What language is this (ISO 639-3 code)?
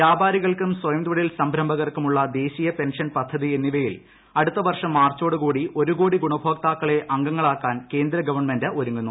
mal